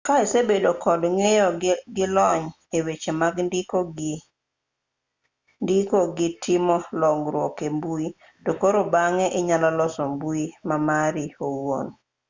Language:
Luo (Kenya and Tanzania)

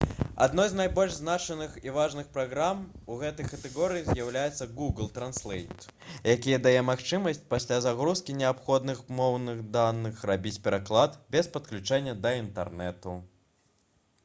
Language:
Belarusian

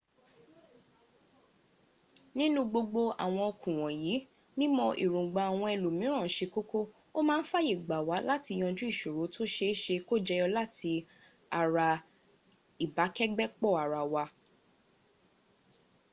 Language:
Yoruba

